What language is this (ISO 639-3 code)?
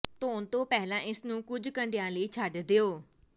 pan